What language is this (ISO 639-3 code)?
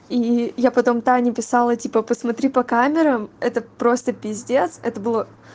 rus